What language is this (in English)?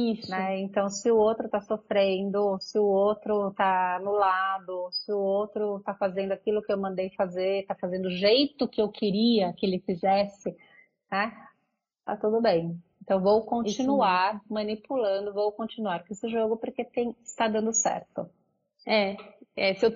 Portuguese